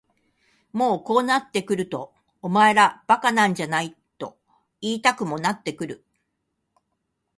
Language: Japanese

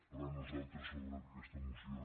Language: Catalan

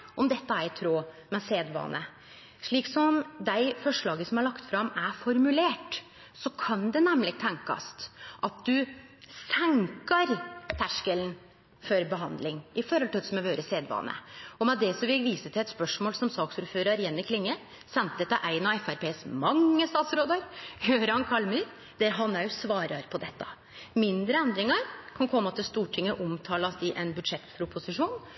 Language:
Norwegian Nynorsk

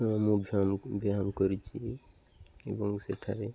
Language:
Odia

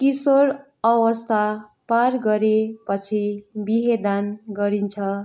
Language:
Nepali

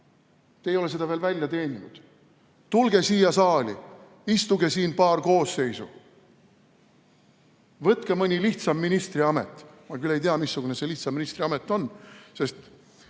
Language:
Estonian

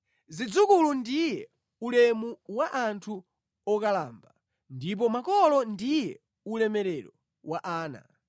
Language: Nyanja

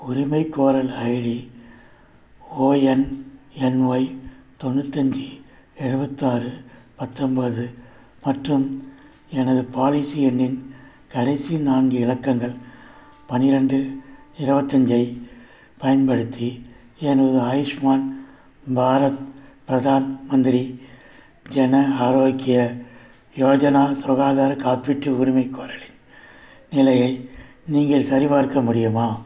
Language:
Tamil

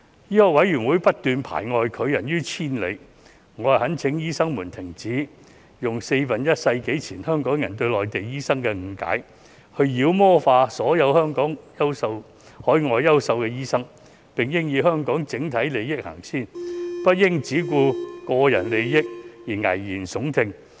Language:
Cantonese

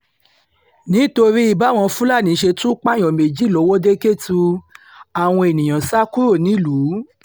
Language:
Yoruba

